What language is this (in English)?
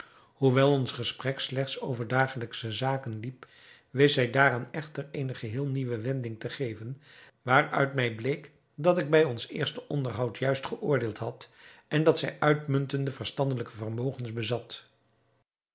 Dutch